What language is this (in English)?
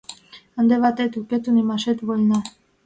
Mari